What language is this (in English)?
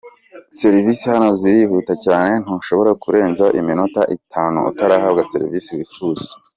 Kinyarwanda